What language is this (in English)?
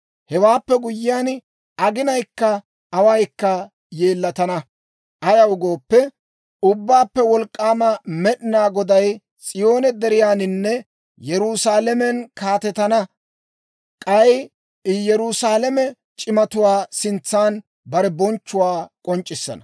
Dawro